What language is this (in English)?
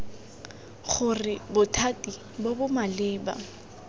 Tswana